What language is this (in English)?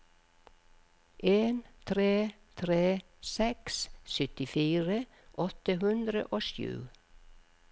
Norwegian